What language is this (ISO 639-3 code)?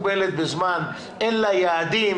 heb